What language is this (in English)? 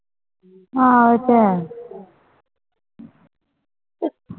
Punjabi